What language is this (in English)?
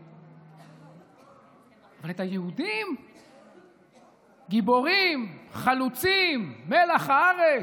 Hebrew